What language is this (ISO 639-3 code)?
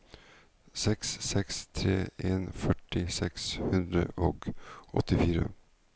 nor